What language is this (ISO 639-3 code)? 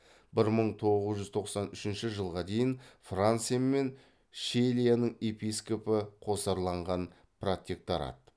kaz